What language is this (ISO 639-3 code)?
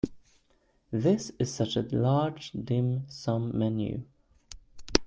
eng